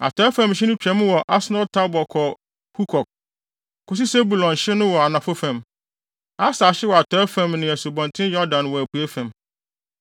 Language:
Akan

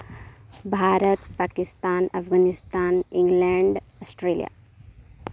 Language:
Santali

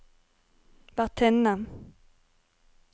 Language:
Norwegian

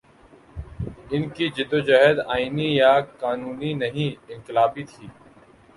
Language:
Urdu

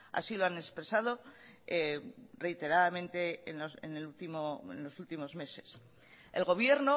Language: Spanish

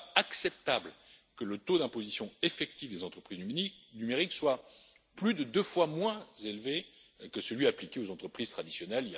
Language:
French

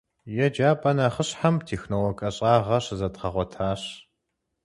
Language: Kabardian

